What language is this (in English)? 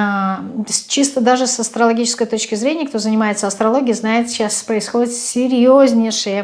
Russian